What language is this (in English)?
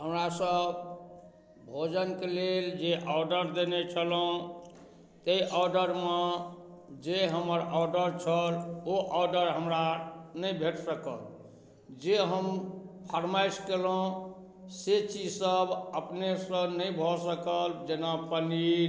Maithili